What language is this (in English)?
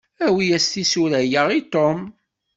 Kabyle